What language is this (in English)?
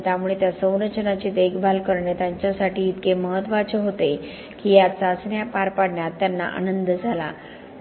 Marathi